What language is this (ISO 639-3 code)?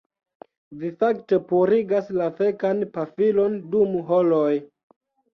epo